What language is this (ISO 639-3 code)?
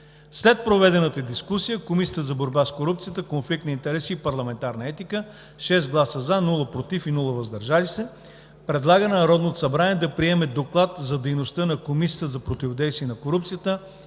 bul